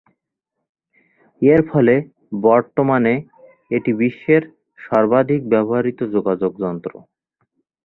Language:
Bangla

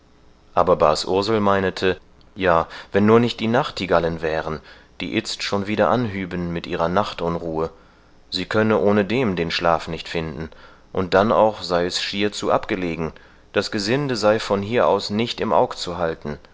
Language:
German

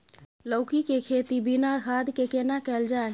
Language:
Maithili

